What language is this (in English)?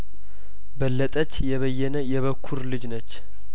Amharic